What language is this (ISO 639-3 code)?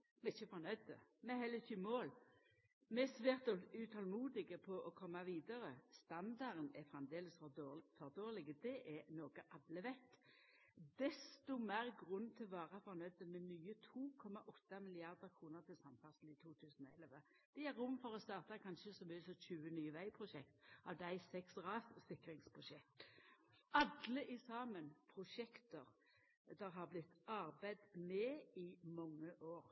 nno